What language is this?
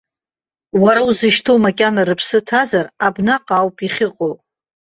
Abkhazian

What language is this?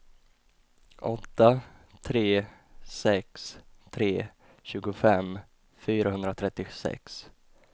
Swedish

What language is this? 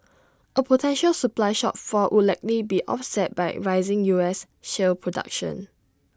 English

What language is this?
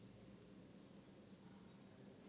Telugu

